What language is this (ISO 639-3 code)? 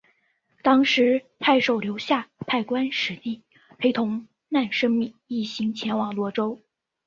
zho